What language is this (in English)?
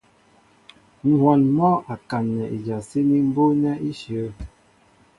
Mbo (Cameroon)